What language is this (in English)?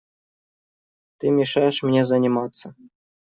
Russian